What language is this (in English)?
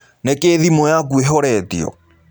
Kikuyu